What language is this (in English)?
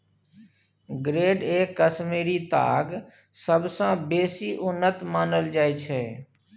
Maithili